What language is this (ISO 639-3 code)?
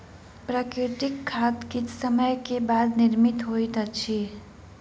mai